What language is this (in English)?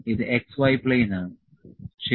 Malayalam